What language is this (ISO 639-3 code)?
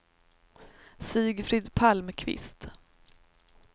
swe